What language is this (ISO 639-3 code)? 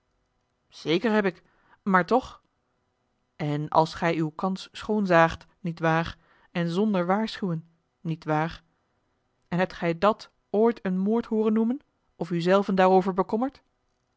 nld